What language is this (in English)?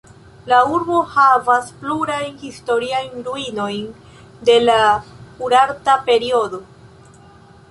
Esperanto